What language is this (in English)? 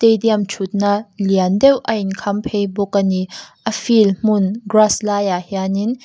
Mizo